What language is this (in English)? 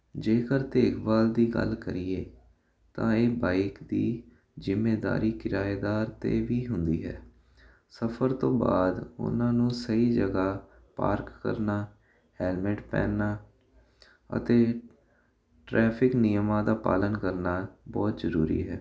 Punjabi